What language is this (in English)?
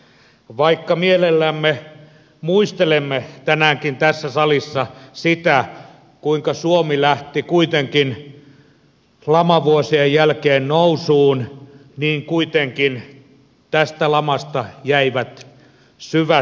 Finnish